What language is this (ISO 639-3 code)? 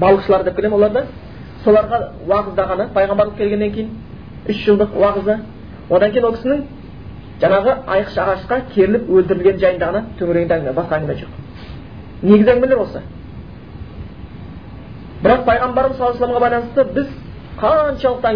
bul